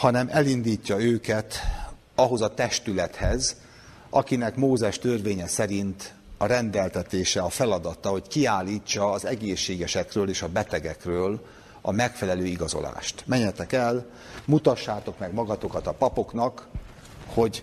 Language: Hungarian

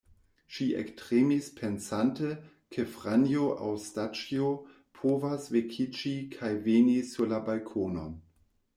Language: Esperanto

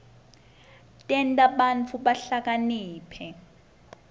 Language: Swati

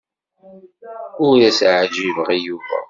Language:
Kabyle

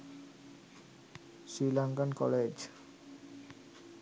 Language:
Sinhala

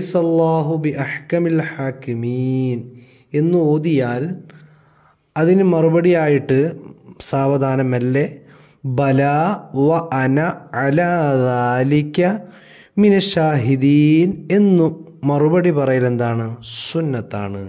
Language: Arabic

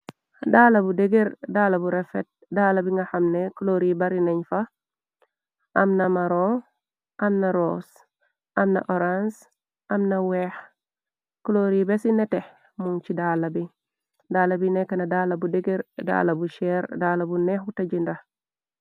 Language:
Wolof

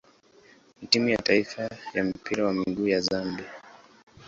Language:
Swahili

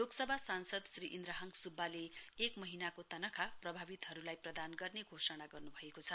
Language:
Nepali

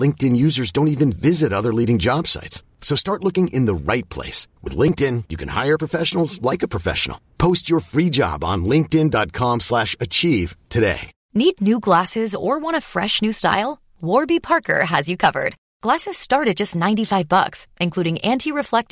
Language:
Arabic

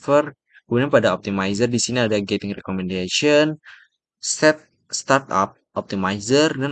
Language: Indonesian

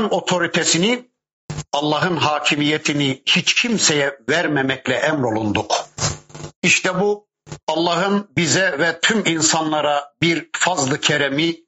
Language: Turkish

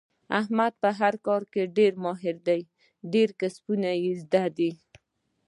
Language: Pashto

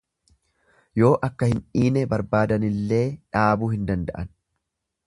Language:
Oromo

